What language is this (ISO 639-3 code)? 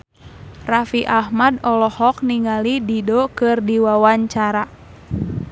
sun